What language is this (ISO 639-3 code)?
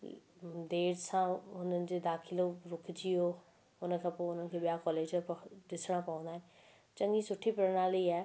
snd